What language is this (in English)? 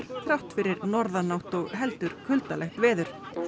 Icelandic